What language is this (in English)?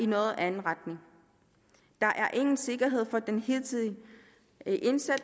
Danish